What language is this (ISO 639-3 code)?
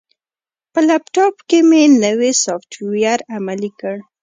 pus